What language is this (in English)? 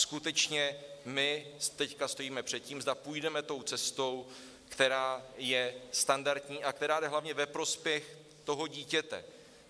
Czech